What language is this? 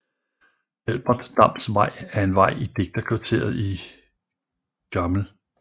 Danish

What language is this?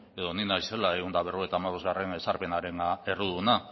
Basque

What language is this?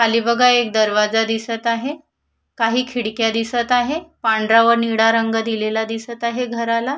Marathi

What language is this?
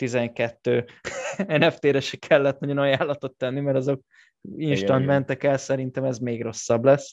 Hungarian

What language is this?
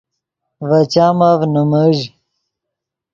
Yidgha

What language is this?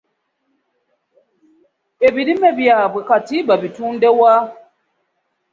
Ganda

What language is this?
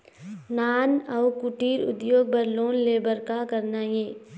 Chhattisgarhi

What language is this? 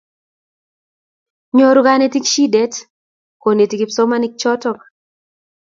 Kalenjin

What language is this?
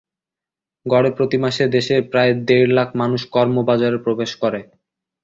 Bangla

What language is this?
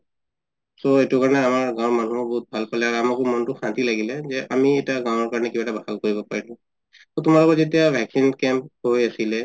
Assamese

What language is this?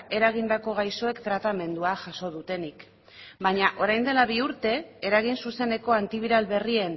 Basque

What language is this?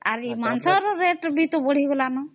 Odia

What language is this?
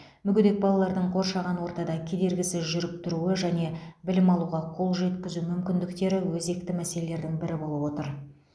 Kazakh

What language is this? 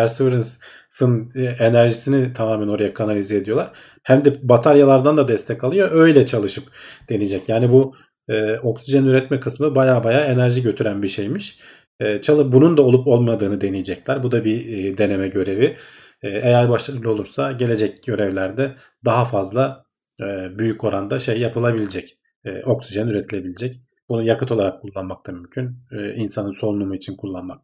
Turkish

